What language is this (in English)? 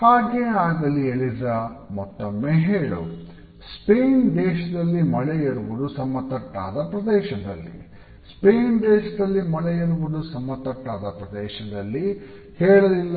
Kannada